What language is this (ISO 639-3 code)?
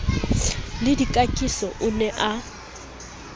sot